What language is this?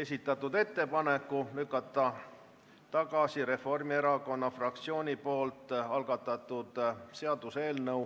Estonian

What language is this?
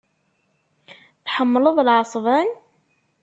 Kabyle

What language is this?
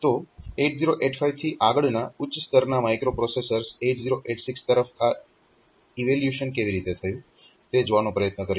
Gujarati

